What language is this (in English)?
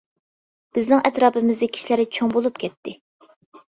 Uyghur